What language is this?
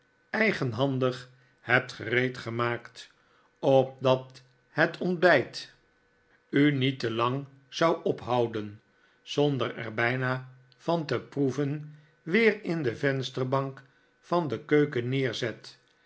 Dutch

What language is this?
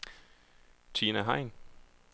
Danish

